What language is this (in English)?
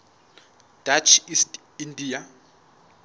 Southern Sotho